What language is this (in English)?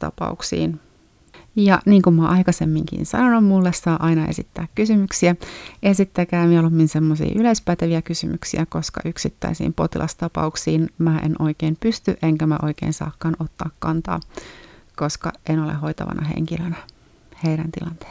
Finnish